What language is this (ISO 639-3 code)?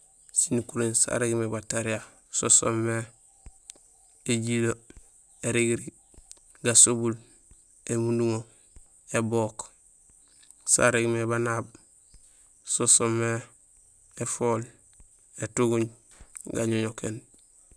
gsl